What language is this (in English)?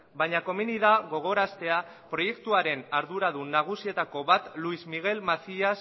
Basque